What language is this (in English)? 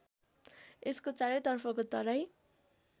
Nepali